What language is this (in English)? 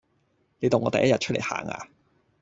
Cantonese